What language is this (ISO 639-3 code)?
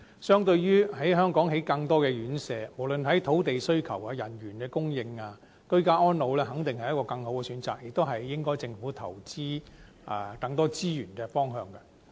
yue